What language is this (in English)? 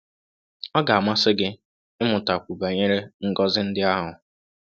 Igbo